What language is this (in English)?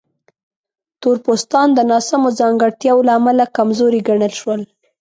Pashto